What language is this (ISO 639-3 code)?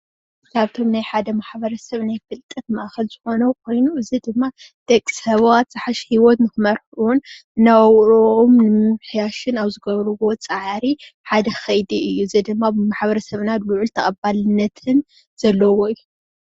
tir